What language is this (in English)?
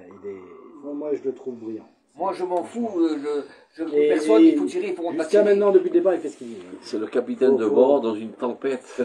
French